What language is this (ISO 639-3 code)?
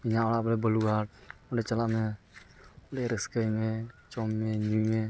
sat